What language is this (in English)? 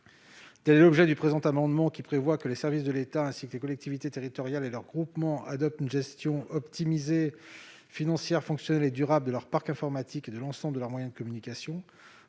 French